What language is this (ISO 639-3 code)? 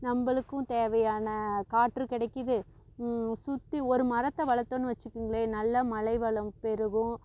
tam